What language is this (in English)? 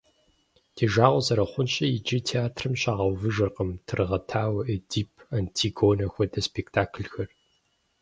Kabardian